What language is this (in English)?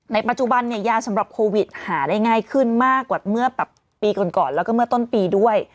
Thai